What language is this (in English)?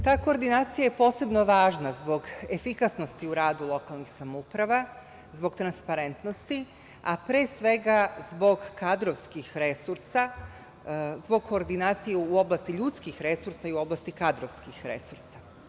Serbian